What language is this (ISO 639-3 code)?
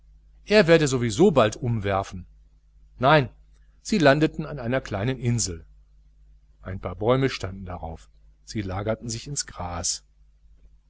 deu